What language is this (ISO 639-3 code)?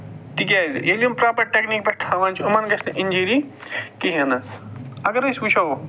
kas